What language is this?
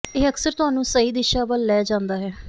Punjabi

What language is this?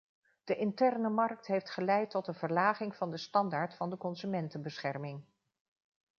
Dutch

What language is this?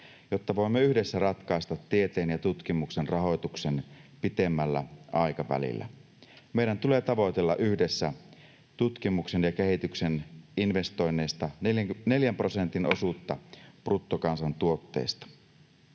Finnish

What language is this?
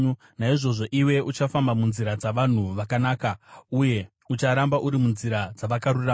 Shona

